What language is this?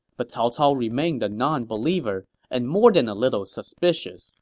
English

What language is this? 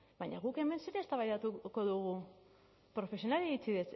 Basque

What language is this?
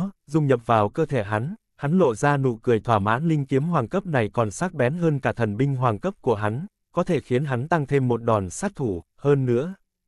Vietnamese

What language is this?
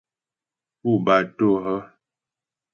Ghomala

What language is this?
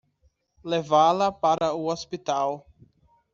Portuguese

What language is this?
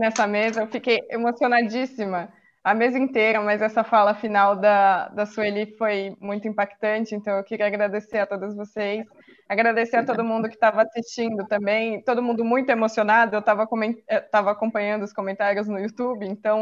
Portuguese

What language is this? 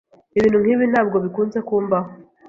Kinyarwanda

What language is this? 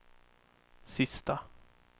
Swedish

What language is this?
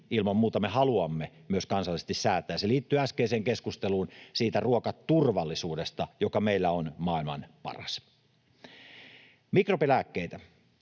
Finnish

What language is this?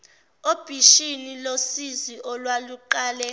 Zulu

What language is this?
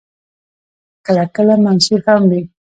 Pashto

